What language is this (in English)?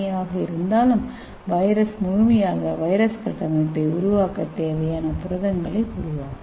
Tamil